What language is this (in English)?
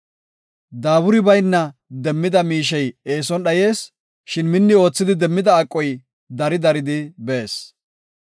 Gofa